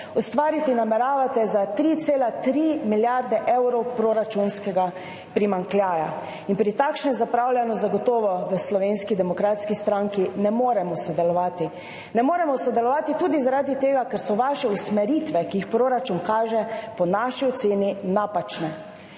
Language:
Slovenian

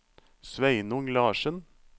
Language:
Norwegian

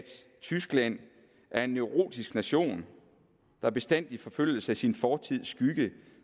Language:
Danish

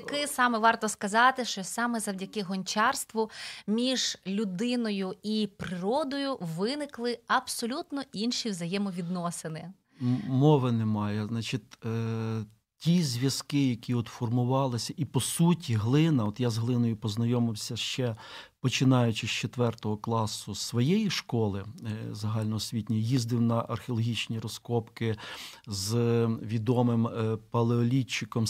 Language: Ukrainian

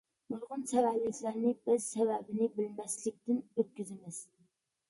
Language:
Uyghur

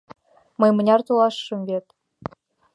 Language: Mari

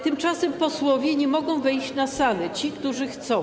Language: Polish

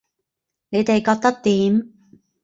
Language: Cantonese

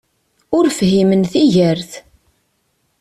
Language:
Kabyle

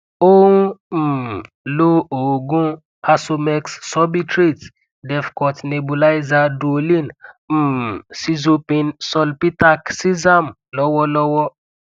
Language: Yoruba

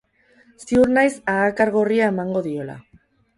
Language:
Basque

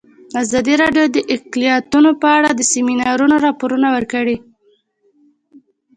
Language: Pashto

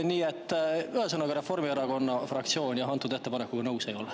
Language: Estonian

